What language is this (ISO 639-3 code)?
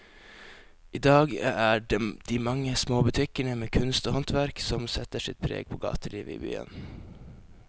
nor